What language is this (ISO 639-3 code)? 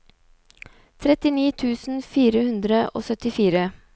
nor